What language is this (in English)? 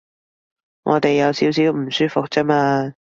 Cantonese